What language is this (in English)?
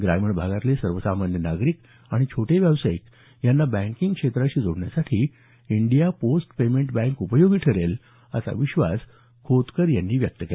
Marathi